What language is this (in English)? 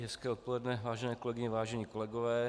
Czech